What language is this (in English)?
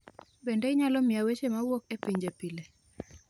Luo (Kenya and Tanzania)